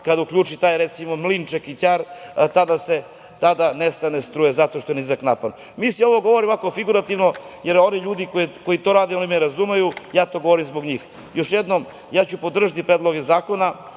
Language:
Serbian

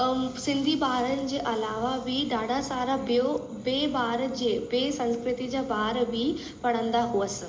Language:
Sindhi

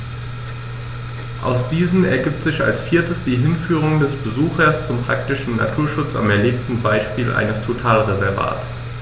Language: German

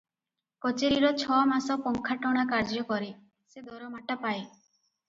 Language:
Odia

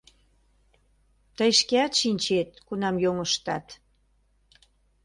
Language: Mari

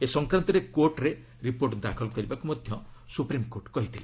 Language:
Odia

